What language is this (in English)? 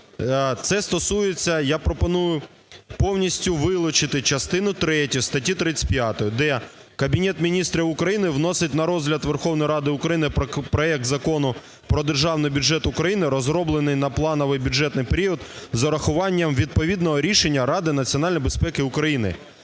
Ukrainian